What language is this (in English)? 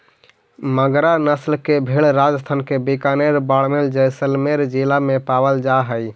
Magahi